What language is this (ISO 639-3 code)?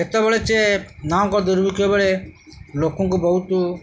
ori